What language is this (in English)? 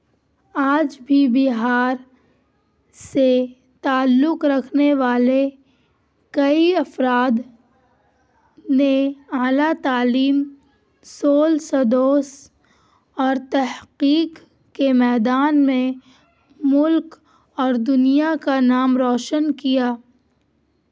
Urdu